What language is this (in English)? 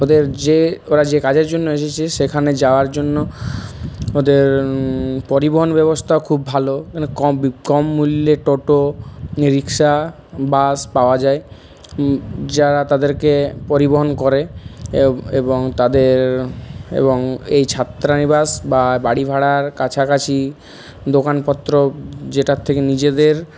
Bangla